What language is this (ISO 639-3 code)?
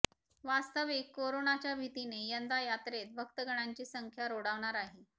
mar